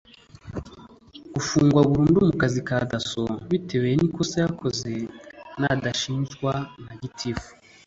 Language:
Kinyarwanda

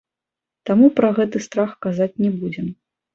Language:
Belarusian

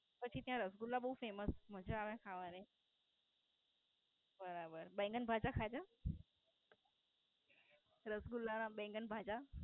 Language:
Gujarati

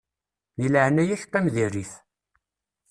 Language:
Kabyle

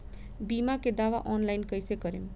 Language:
Bhojpuri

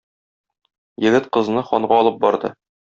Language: Tatar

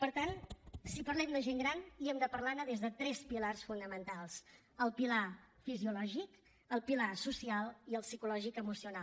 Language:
Catalan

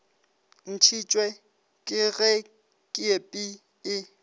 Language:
Northern Sotho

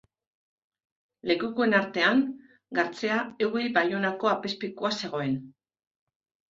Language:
Basque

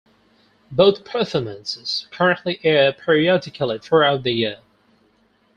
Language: English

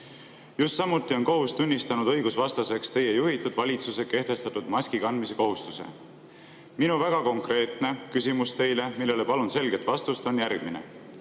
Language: Estonian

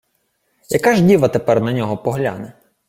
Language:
Ukrainian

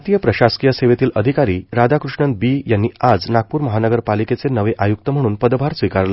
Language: Marathi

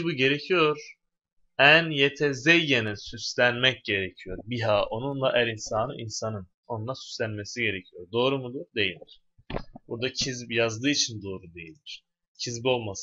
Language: Turkish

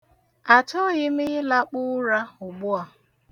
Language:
Igbo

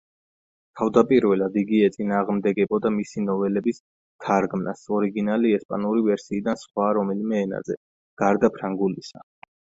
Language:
Georgian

